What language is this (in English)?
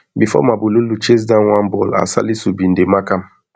Nigerian Pidgin